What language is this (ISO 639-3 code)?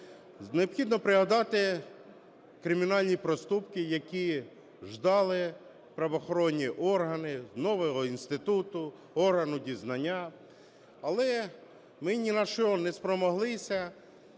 ukr